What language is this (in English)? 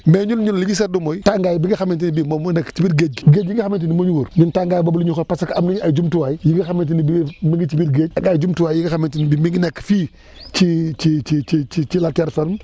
Wolof